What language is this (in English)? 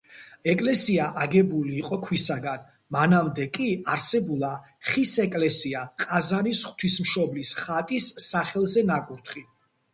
Georgian